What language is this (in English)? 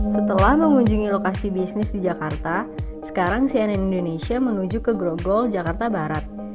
Indonesian